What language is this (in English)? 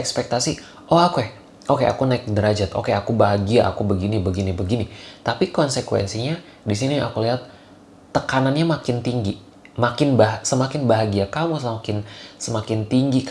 Indonesian